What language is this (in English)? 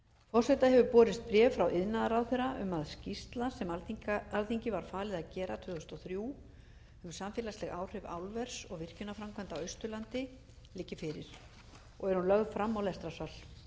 Icelandic